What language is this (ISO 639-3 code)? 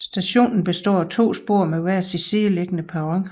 dan